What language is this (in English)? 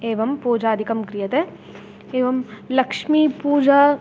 Sanskrit